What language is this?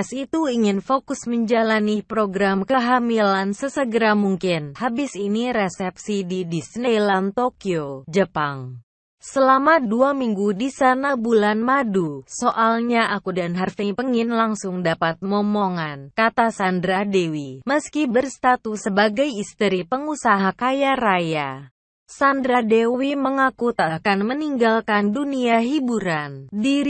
Indonesian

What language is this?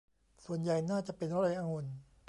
Thai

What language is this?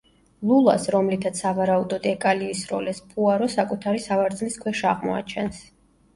Georgian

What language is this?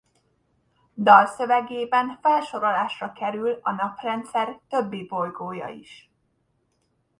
Hungarian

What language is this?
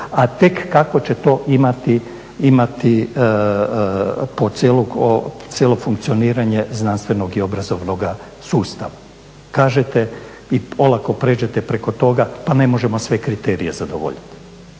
Croatian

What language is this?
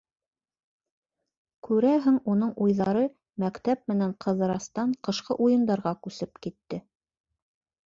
Bashkir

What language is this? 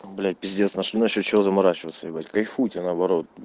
Russian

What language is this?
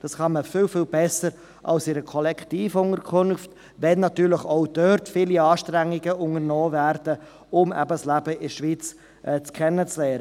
Swiss German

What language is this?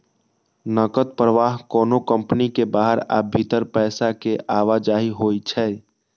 Maithili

